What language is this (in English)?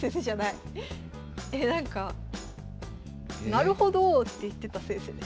Japanese